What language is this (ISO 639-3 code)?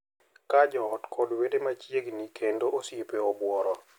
luo